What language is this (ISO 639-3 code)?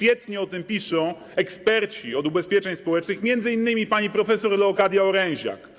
pol